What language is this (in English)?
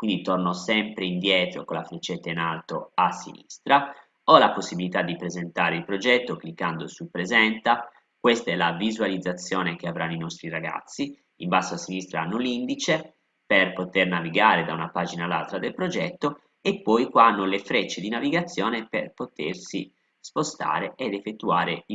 Italian